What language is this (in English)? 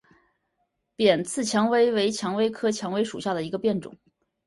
Chinese